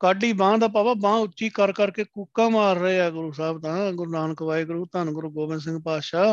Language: Punjabi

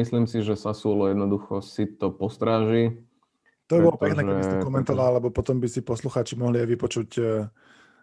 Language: Slovak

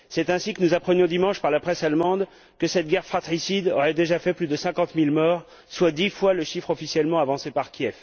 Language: French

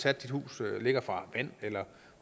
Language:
Danish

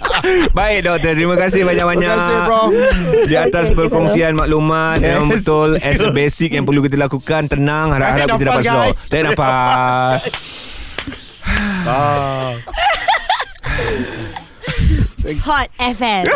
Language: Malay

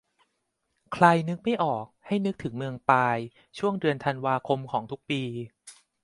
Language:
Thai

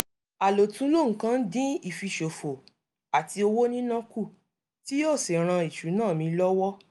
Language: Yoruba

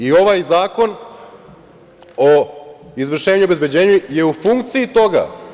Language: Serbian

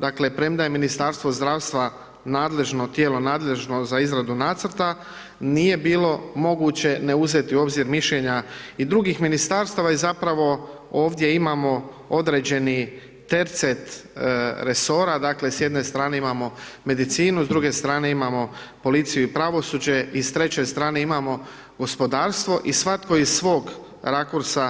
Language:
Croatian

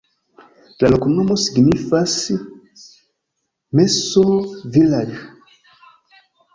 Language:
Esperanto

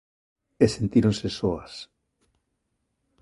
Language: Galician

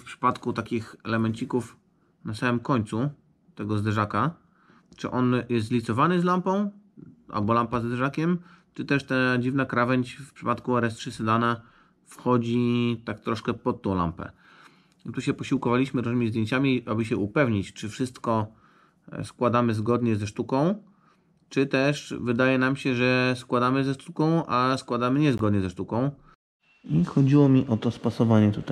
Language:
Polish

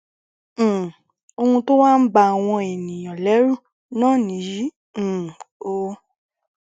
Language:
Yoruba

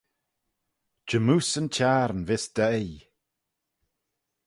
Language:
Manx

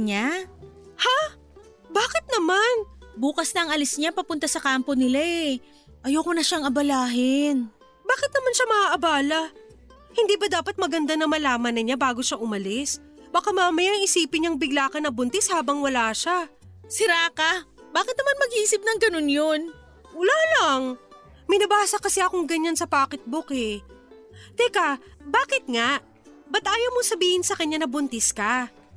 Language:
Filipino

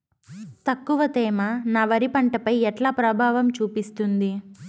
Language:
Telugu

